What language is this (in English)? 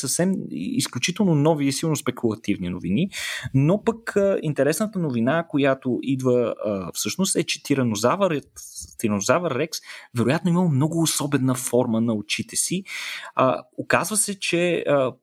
Bulgarian